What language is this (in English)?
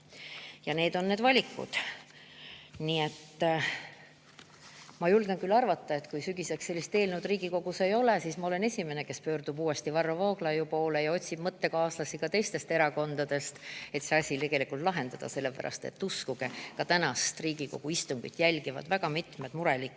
Estonian